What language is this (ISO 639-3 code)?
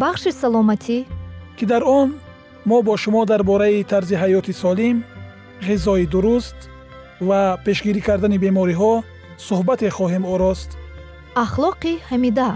fas